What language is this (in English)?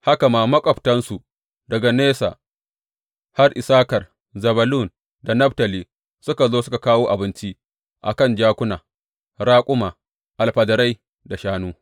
Hausa